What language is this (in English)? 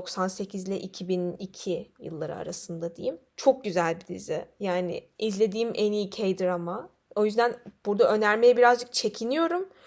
Turkish